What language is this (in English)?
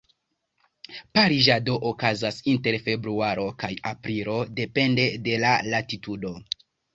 Esperanto